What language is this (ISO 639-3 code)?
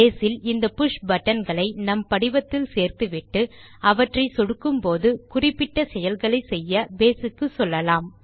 tam